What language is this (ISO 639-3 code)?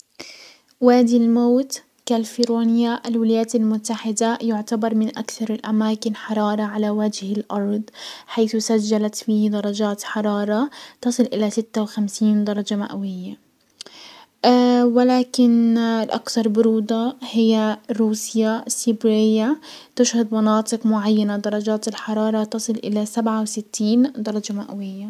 acw